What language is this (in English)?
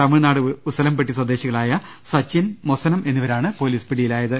Malayalam